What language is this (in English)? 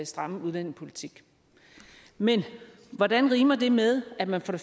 Danish